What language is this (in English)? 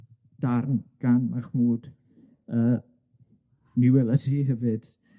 Welsh